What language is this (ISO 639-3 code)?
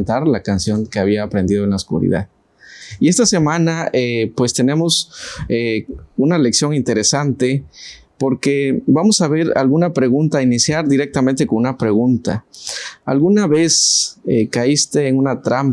spa